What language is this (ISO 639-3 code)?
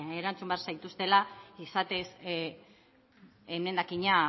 eus